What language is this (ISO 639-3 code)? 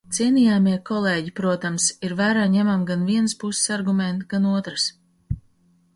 lav